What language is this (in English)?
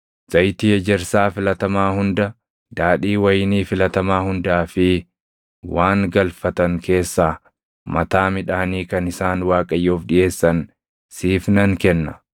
Oromo